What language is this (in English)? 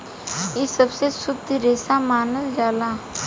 Bhojpuri